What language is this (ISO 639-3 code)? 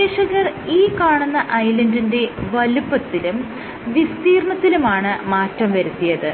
mal